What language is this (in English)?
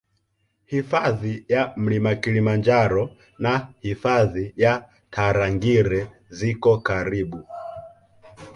Swahili